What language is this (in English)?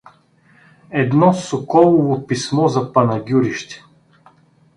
Bulgarian